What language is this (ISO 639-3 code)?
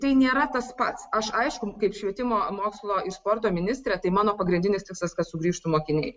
lit